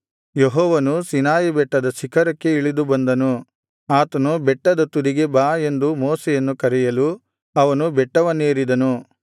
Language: Kannada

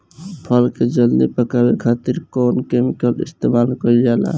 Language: Bhojpuri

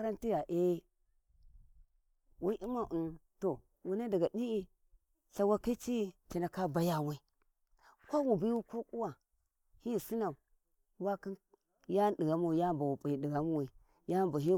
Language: Warji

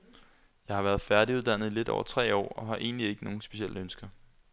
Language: Danish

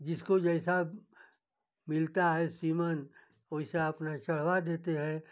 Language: Hindi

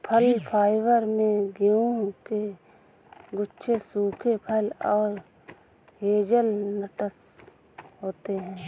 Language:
Hindi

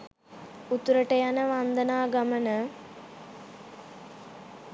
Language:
Sinhala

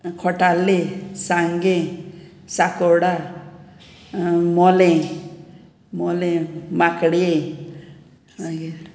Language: Konkani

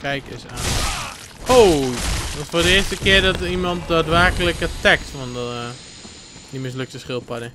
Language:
Dutch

